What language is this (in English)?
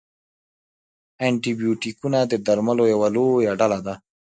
Pashto